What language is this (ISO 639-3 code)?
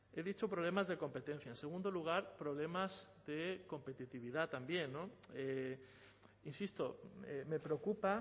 spa